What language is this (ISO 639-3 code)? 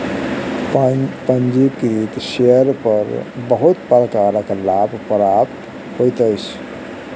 mai